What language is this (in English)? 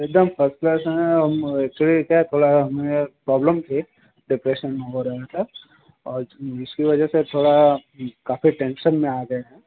Hindi